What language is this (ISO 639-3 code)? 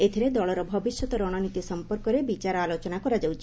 ori